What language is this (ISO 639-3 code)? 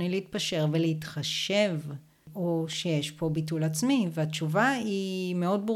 heb